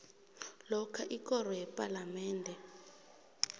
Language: South Ndebele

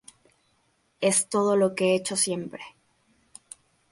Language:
Spanish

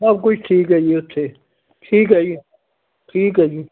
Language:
Punjabi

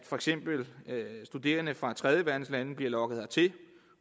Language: Danish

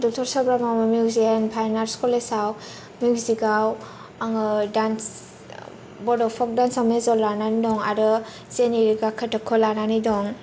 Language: Bodo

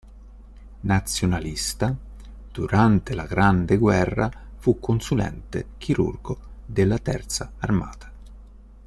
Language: Italian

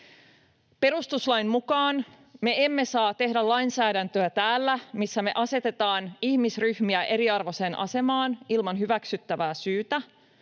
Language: Finnish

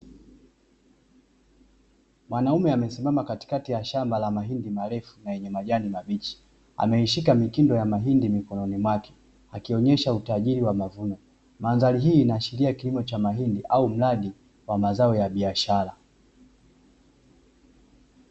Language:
Swahili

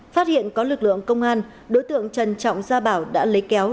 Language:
Vietnamese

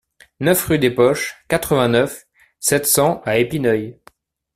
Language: French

